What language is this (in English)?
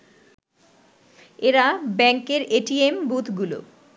Bangla